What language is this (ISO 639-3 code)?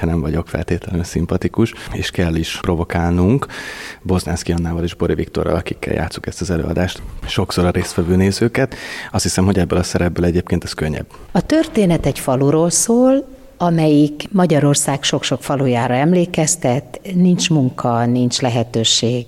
hun